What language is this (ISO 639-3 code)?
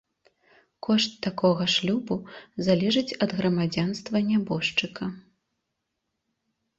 bel